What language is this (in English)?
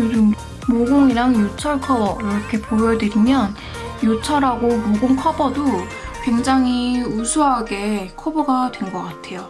Korean